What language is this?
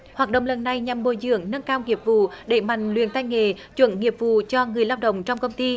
Vietnamese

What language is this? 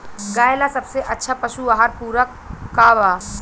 Bhojpuri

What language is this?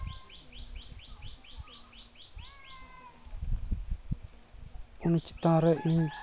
Santali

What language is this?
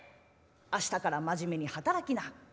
Japanese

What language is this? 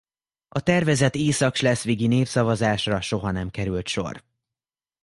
Hungarian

